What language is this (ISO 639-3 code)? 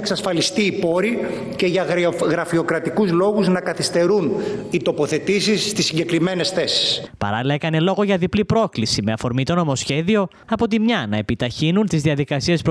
ell